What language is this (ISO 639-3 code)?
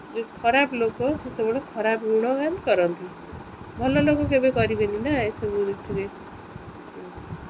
ori